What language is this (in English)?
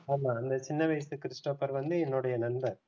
Tamil